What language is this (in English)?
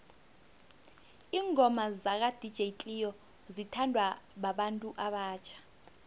South Ndebele